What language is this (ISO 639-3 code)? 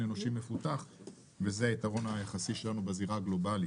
heb